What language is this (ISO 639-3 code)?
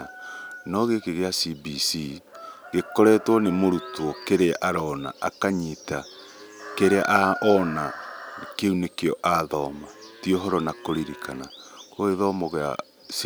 kik